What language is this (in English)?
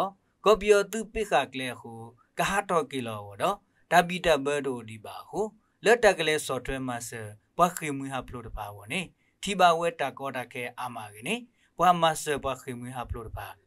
Thai